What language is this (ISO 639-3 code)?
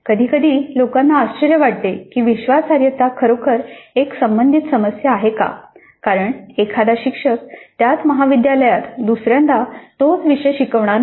mar